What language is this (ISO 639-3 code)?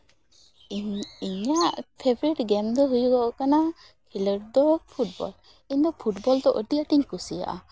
sat